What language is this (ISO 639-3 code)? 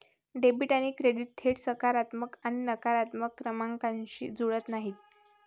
mar